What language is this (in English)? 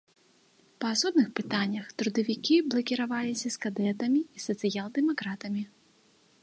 Belarusian